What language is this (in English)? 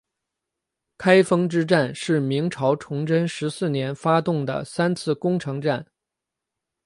Chinese